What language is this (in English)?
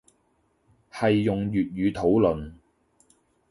Cantonese